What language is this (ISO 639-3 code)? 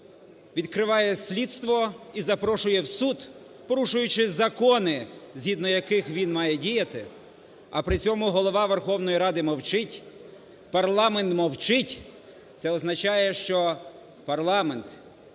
ukr